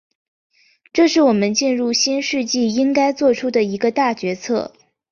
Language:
Chinese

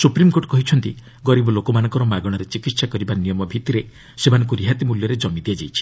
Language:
Odia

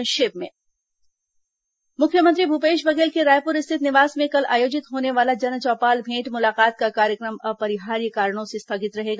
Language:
Hindi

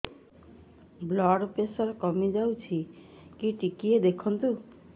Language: Odia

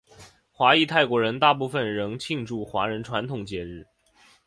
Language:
Chinese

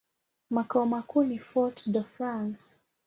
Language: Swahili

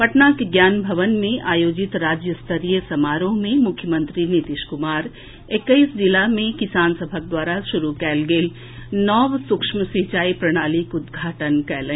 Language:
Maithili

